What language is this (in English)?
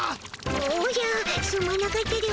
Japanese